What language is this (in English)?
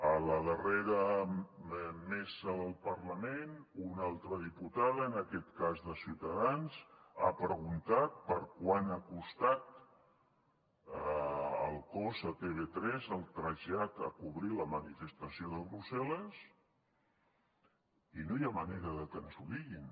Catalan